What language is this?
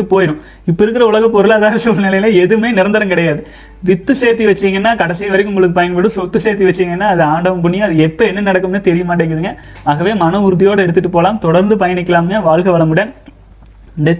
Tamil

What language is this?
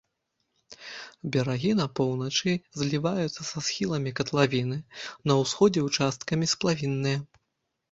Belarusian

